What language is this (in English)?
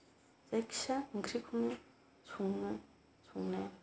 Bodo